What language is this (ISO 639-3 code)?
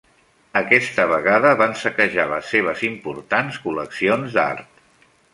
cat